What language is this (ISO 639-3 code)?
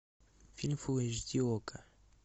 rus